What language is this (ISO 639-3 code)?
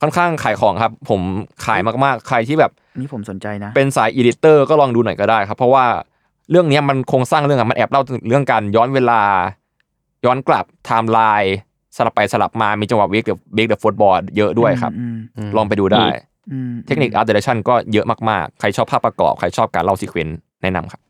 tha